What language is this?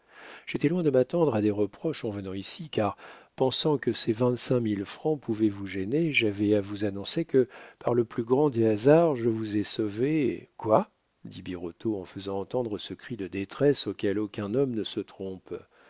French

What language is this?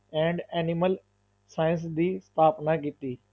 Punjabi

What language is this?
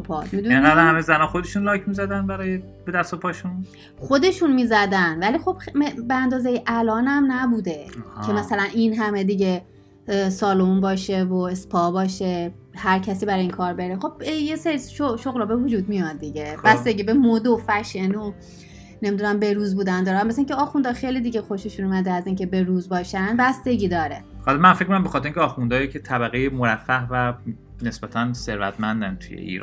Persian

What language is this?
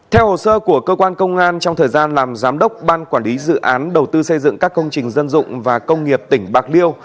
Vietnamese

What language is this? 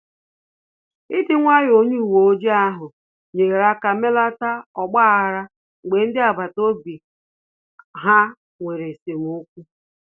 Igbo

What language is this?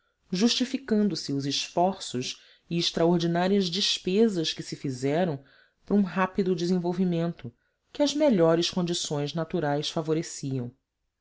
Portuguese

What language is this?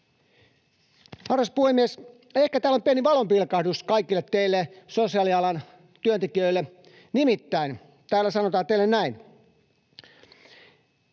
Finnish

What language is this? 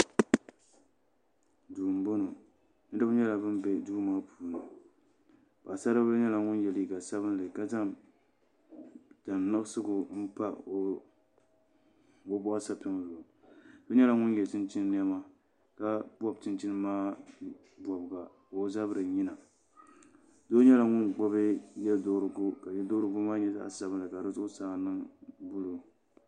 Dagbani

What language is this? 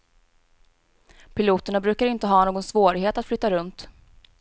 Swedish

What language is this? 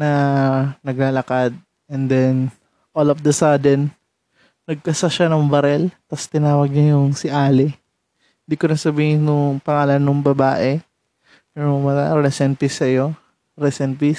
Filipino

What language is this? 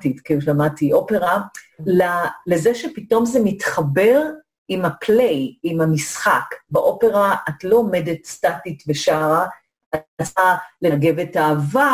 Hebrew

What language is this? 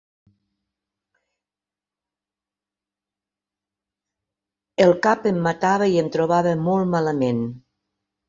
Catalan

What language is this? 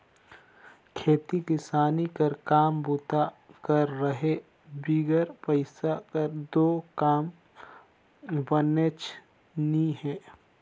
Chhattisgarhi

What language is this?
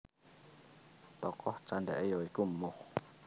Javanese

